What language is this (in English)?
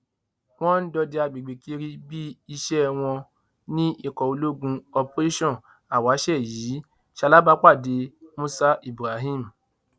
Yoruba